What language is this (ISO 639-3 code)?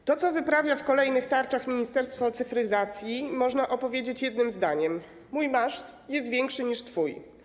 pol